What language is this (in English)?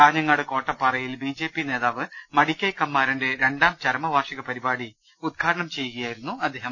Malayalam